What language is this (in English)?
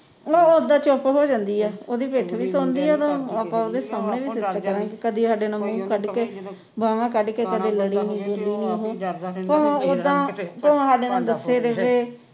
Punjabi